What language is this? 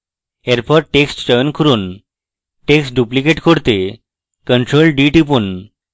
Bangla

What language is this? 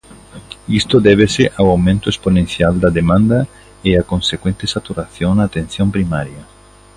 Galician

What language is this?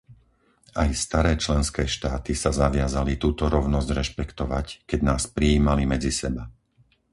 Slovak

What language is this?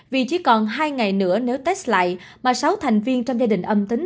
Vietnamese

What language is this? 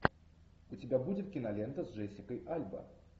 Russian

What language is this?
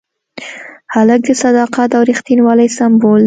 Pashto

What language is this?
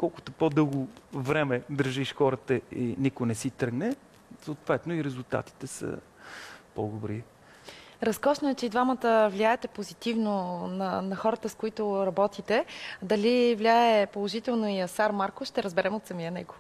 Bulgarian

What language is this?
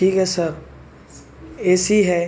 Urdu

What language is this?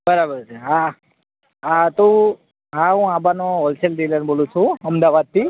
Gujarati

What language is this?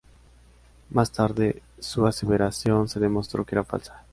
Spanish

